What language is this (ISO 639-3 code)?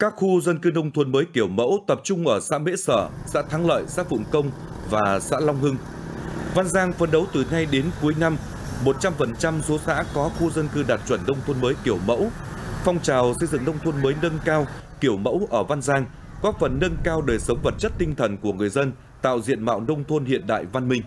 vie